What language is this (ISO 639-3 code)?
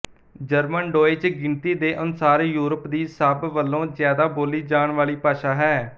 pan